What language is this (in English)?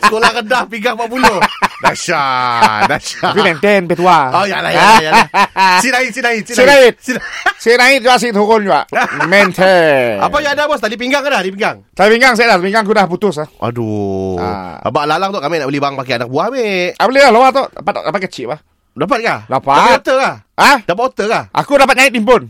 Malay